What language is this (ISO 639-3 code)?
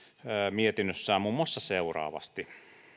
fin